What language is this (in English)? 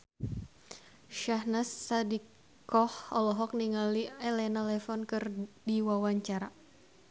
Sundanese